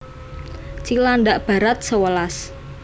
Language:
Javanese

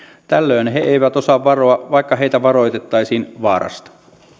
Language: Finnish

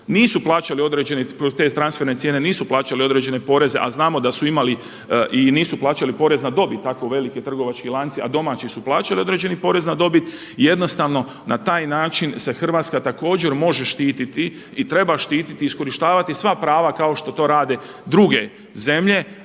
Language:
Croatian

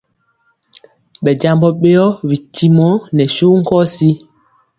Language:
Mpiemo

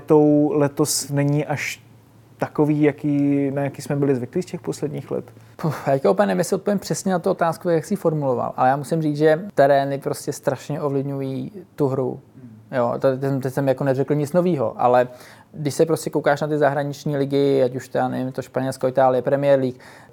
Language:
Czech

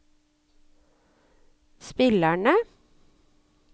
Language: Norwegian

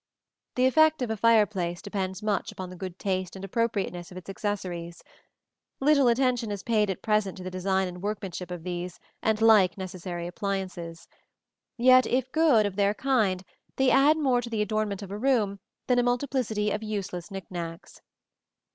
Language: English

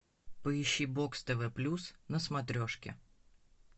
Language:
Russian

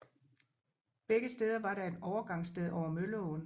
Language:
Danish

